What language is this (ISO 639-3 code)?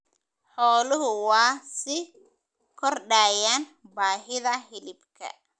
som